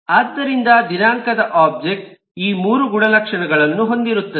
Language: Kannada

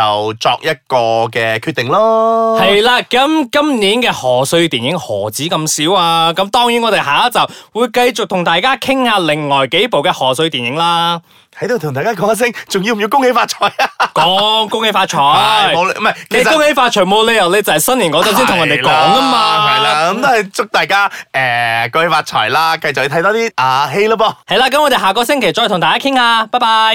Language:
Chinese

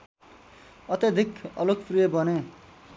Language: Nepali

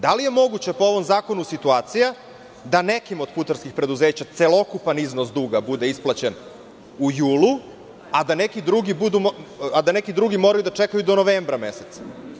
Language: Serbian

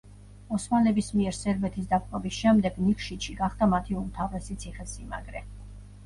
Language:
Georgian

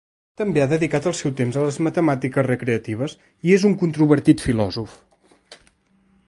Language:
Catalan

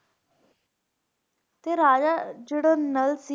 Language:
Punjabi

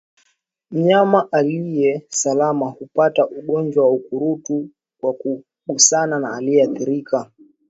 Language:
Swahili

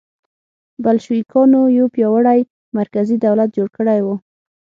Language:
Pashto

